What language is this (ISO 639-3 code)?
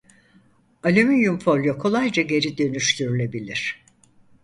tur